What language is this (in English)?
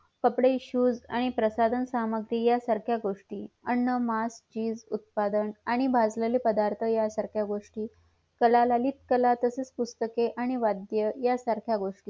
Marathi